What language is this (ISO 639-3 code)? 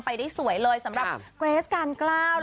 tha